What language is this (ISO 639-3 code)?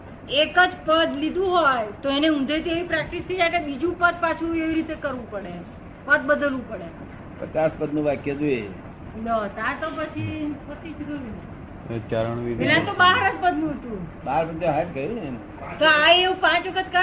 guj